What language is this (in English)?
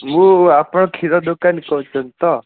Odia